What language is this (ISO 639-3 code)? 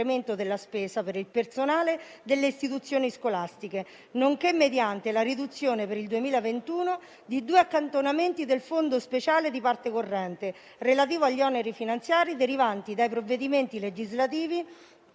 ita